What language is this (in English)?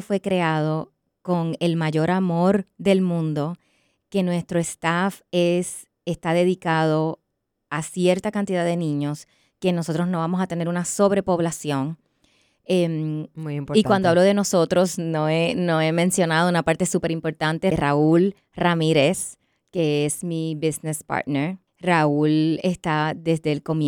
Spanish